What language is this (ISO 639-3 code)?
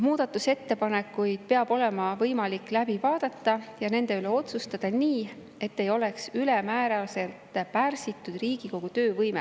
est